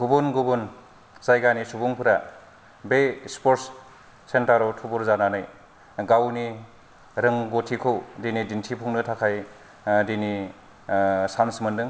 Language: Bodo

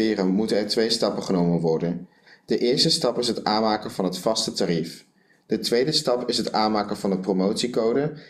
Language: Dutch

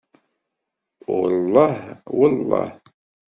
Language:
Kabyle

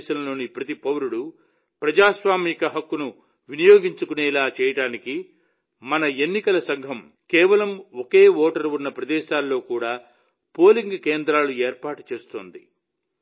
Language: Telugu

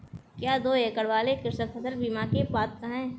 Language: Hindi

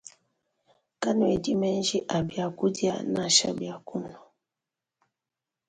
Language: Luba-Lulua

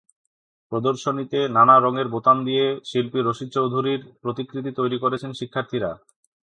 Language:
Bangla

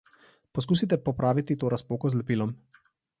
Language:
Slovenian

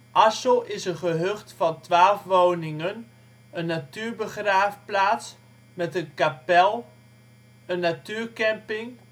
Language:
Dutch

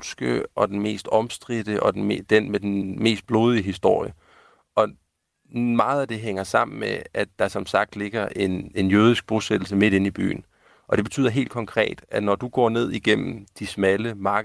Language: Danish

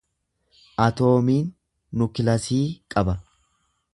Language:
Oromo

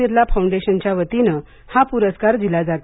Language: Marathi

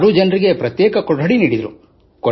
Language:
Kannada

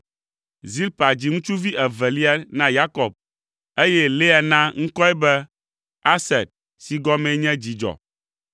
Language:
Ewe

